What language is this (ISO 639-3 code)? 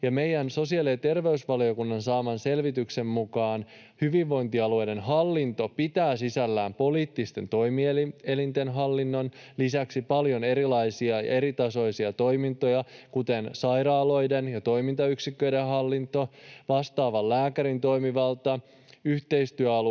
fin